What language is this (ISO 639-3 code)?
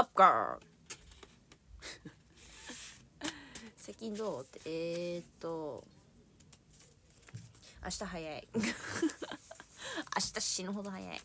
jpn